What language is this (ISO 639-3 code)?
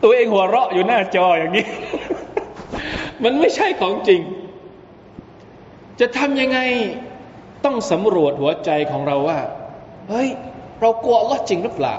tha